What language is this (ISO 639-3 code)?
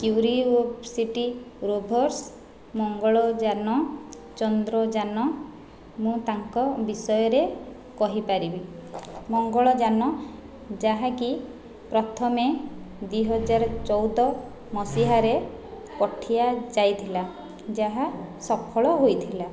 ori